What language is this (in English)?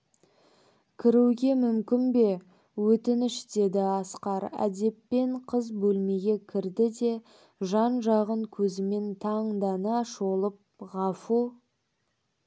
Kazakh